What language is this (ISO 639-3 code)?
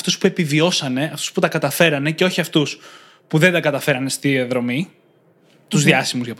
ell